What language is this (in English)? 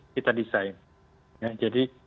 Indonesian